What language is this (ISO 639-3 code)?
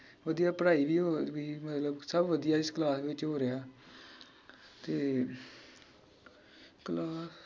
pan